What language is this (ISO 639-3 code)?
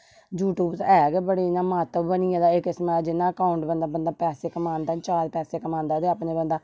doi